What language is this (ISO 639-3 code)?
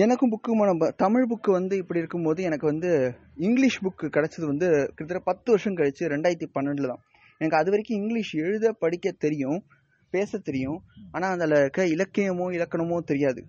tam